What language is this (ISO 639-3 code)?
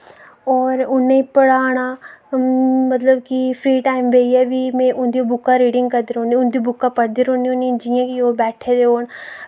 doi